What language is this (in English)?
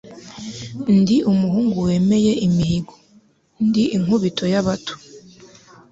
Kinyarwanda